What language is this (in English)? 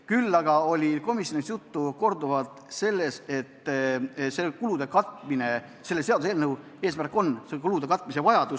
Estonian